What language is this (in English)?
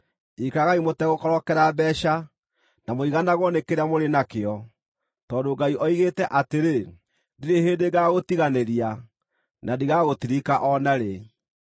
Kikuyu